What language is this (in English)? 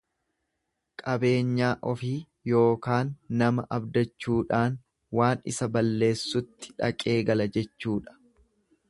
Oromo